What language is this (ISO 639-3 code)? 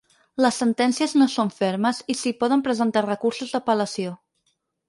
cat